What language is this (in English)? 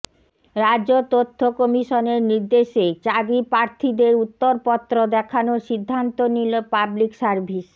Bangla